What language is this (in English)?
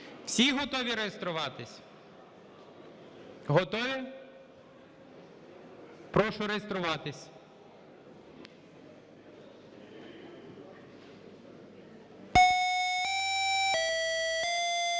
Ukrainian